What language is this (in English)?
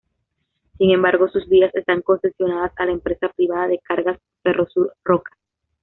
Spanish